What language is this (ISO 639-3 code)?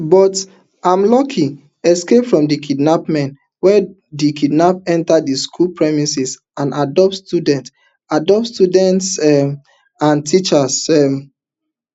pcm